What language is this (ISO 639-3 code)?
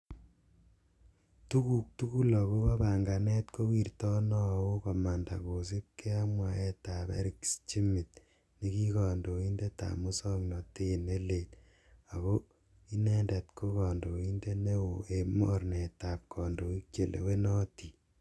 kln